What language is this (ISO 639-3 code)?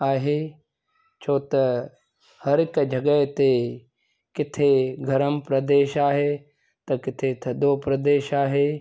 snd